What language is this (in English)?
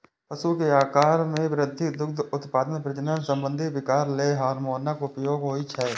Maithili